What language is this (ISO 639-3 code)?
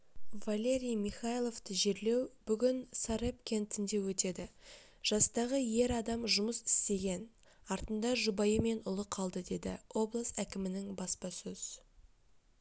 kaz